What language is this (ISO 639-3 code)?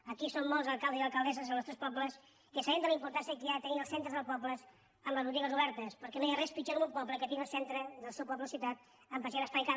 cat